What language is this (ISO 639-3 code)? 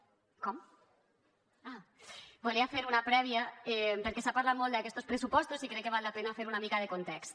cat